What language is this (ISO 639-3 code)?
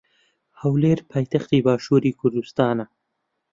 ckb